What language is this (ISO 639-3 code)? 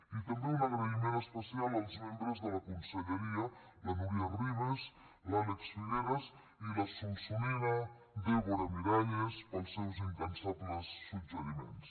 cat